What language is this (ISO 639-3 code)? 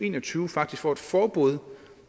dan